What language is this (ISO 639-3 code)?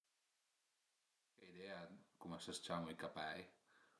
pms